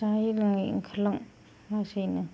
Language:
Bodo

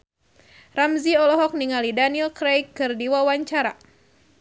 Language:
Sundanese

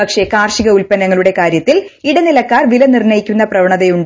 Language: Malayalam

